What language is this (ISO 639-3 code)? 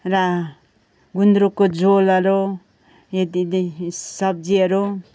nep